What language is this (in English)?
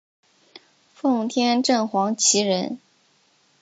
Chinese